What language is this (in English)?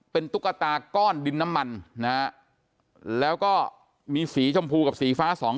Thai